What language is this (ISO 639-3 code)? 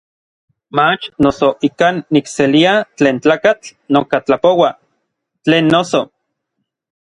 nlv